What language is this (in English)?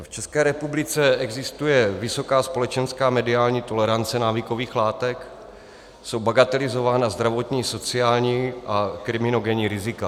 Czech